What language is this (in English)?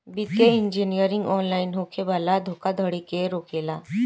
Bhojpuri